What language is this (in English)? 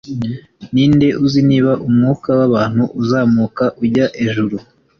Kinyarwanda